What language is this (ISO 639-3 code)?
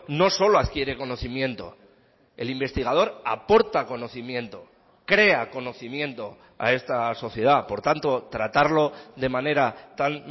spa